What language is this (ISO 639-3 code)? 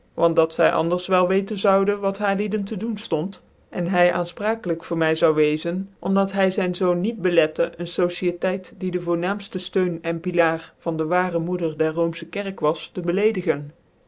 nld